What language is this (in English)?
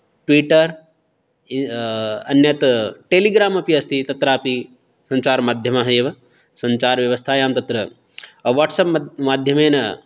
Sanskrit